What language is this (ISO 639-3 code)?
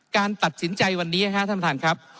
tha